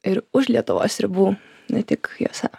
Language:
Lithuanian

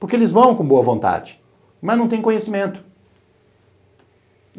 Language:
Portuguese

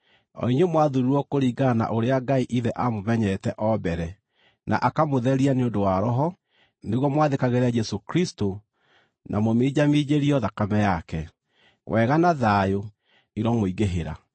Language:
Kikuyu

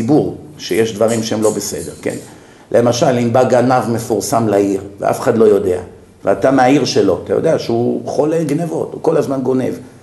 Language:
Hebrew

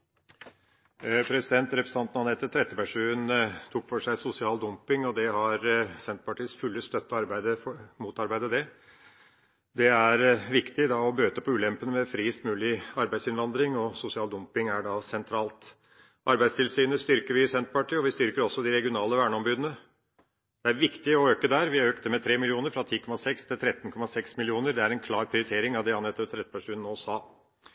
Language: Norwegian Bokmål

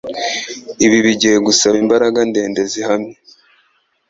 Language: Kinyarwanda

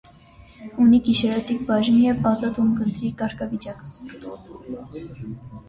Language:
Armenian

